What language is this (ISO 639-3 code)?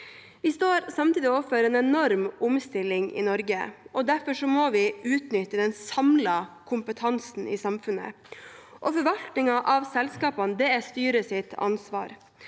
nor